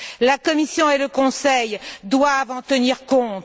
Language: French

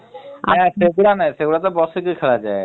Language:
Odia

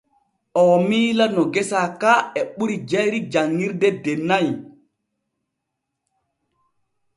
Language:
Borgu Fulfulde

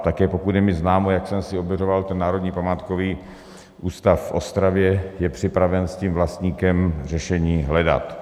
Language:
Czech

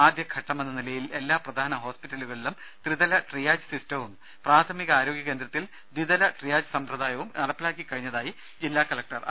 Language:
Malayalam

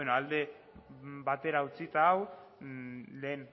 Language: Basque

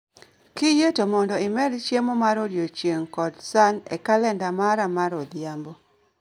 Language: Luo (Kenya and Tanzania)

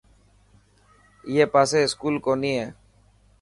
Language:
Dhatki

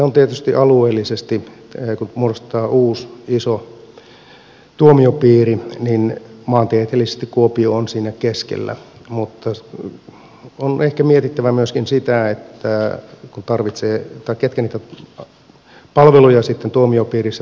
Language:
Finnish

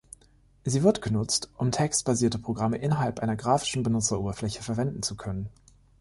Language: German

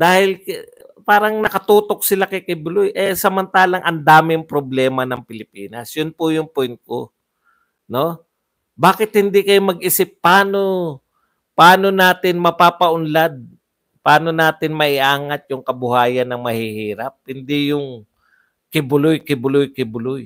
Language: Filipino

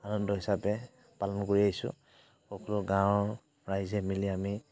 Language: Assamese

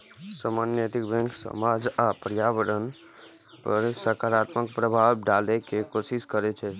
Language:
Maithili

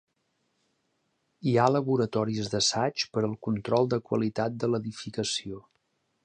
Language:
Catalan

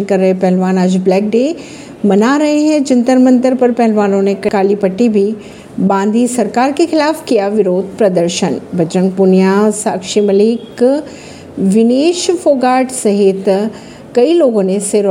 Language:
Hindi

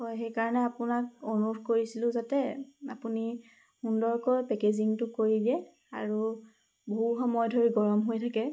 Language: Assamese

